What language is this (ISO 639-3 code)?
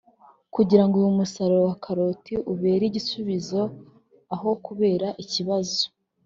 kin